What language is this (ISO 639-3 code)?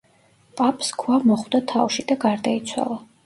kat